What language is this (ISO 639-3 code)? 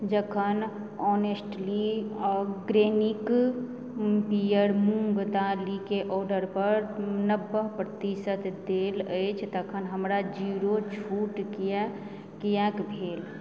mai